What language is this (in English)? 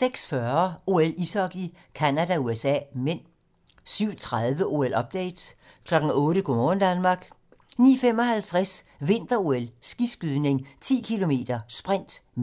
Danish